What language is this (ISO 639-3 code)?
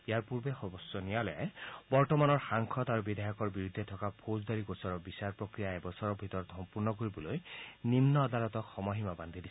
asm